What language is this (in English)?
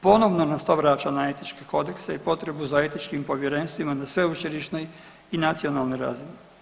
Croatian